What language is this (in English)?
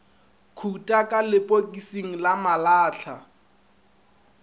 Northern Sotho